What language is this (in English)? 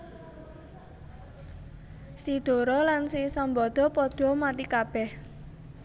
Javanese